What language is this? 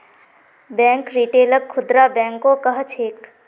Magahi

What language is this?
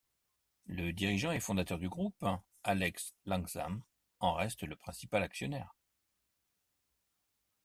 French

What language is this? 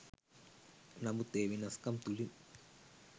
Sinhala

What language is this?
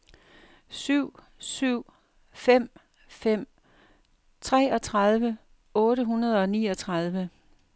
Danish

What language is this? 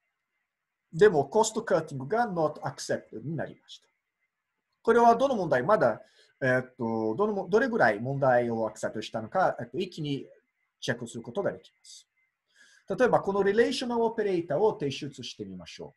Japanese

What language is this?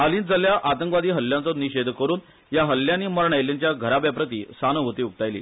Konkani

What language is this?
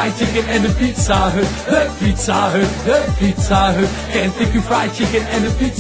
Dutch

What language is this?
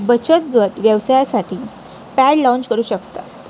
Marathi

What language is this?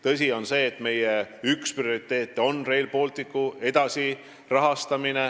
Estonian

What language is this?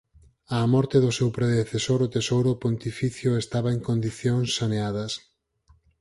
Galician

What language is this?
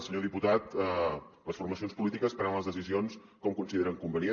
Catalan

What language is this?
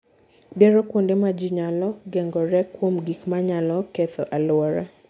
Luo (Kenya and Tanzania)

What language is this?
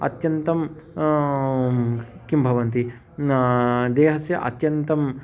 Sanskrit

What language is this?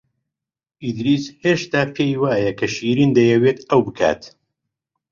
Central Kurdish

